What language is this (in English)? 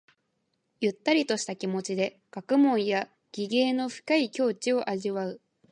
Japanese